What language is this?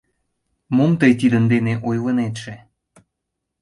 Mari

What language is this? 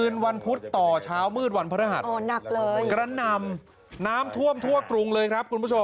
Thai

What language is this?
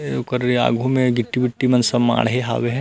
Chhattisgarhi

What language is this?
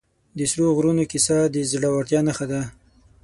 Pashto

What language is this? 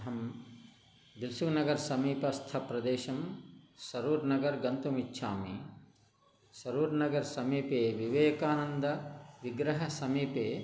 Sanskrit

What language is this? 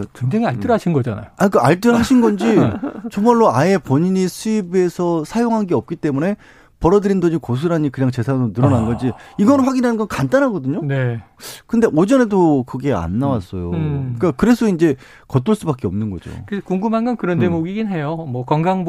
Korean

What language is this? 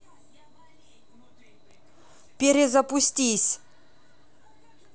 Russian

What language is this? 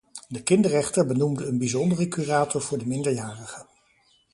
Dutch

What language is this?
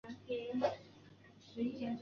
Chinese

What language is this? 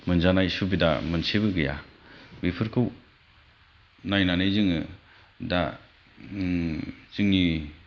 Bodo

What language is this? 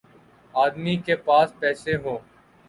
Urdu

